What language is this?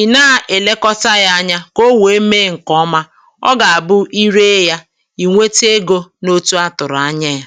Igbo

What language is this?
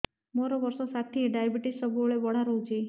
Odia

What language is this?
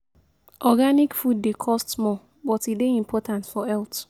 Nigerian Pidgin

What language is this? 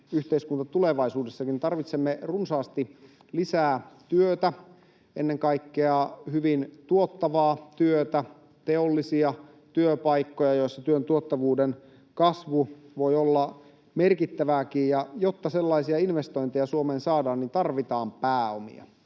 Finnish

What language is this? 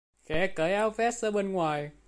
Vietnamese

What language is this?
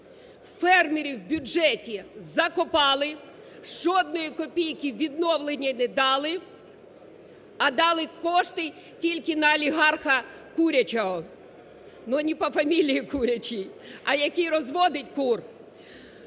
Ukrainian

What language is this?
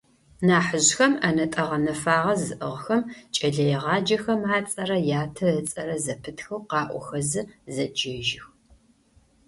Adyghe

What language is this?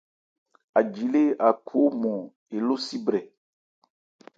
Ebrié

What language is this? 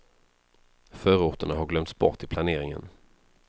Swedish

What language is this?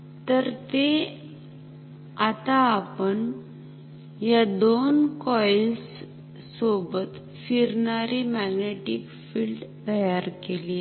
Marathi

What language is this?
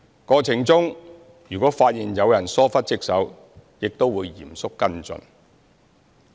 Cantonese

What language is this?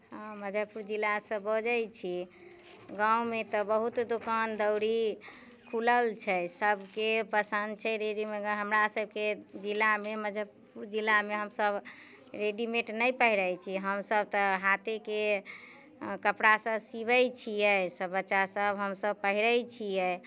Maithili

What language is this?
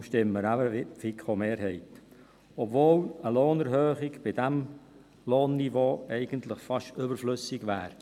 Swiss German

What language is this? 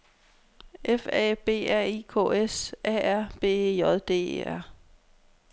Danish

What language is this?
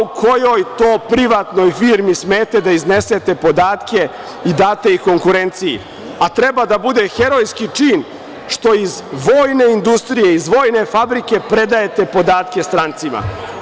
Serbian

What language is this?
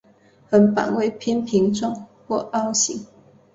Chinese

